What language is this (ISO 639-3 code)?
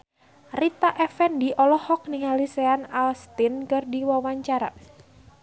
sun